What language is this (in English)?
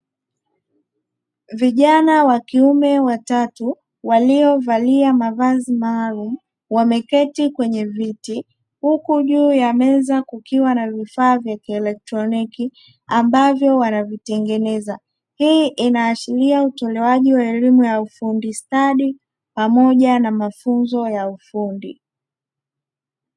Swahili